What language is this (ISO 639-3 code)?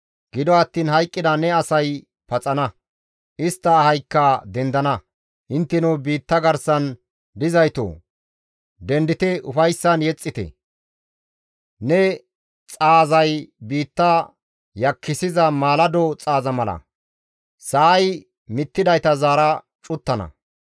gmv